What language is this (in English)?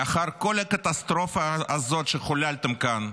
Hebrew